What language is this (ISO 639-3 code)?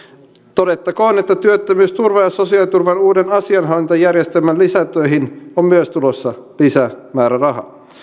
fin